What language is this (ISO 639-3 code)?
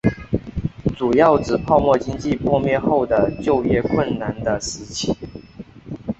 zho